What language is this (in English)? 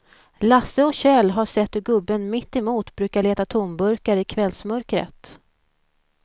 Swedish